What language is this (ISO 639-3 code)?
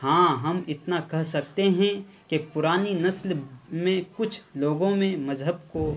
urd